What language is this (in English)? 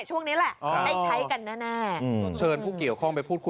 Thai